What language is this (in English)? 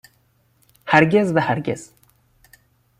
Persian